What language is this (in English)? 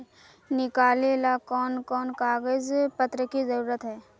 Magahi